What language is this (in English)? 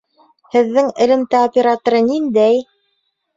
Bashkir